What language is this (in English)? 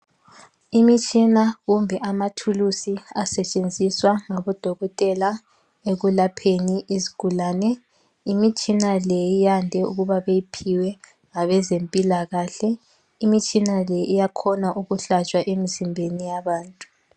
North Ndebele